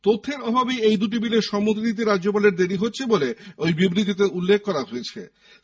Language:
Bangla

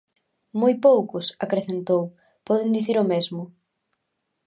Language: Galician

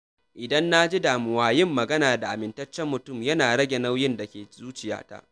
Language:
Hausa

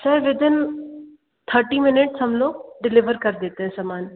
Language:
Hindi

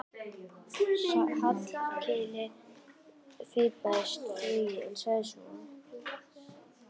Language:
Icelandic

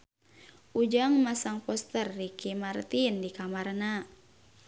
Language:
Sundanese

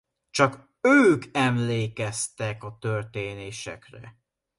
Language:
Hungarian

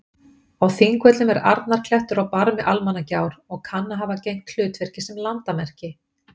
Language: Icelandic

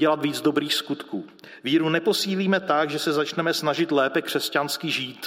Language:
Czech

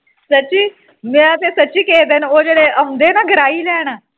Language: Punjabi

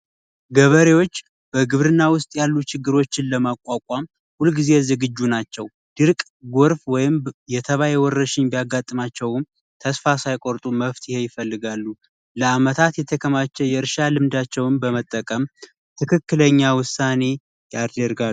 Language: Amharic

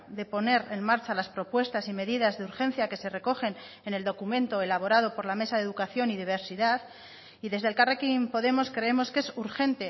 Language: Spanish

